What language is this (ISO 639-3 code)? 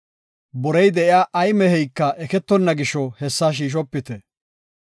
gof